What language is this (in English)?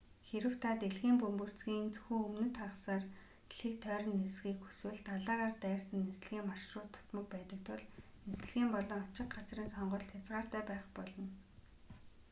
Mongolian